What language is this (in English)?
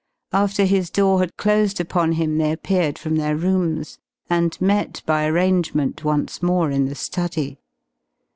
English